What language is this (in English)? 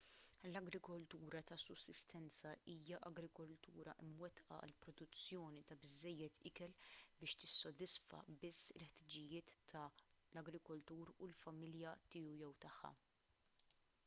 Maltese